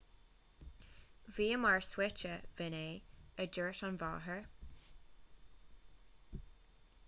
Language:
Irish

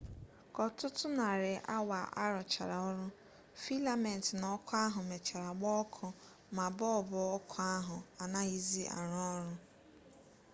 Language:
Igbo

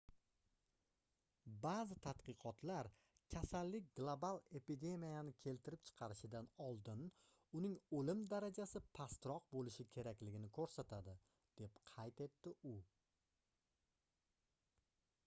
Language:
Uzbek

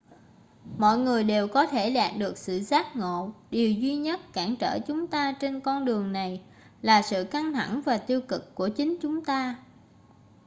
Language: Vietnamese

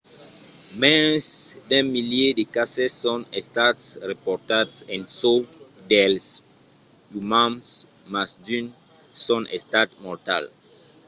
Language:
Occitan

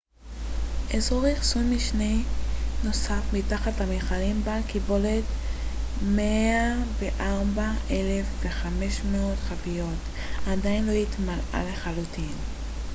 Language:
Hebrew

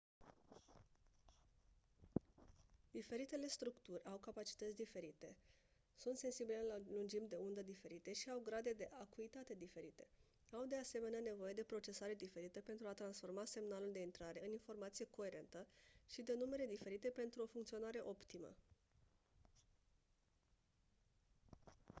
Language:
Romanian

